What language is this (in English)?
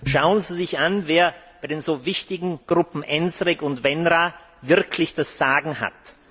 German